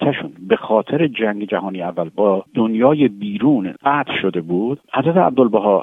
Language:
Persian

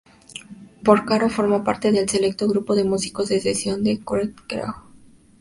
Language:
Spanish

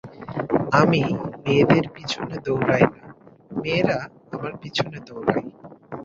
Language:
Bangla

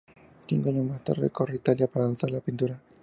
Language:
Spanish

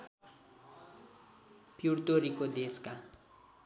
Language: Nepali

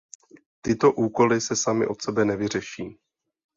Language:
Czech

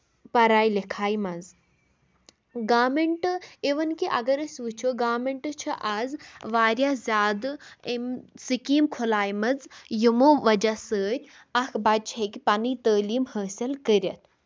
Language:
Kashmiri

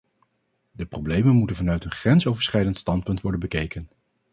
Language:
Dutch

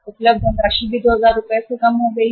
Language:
Hindi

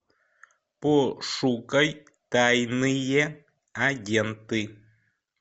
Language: Russian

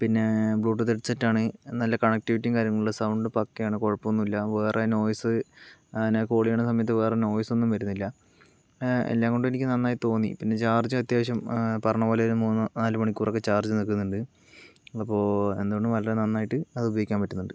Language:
Malayalam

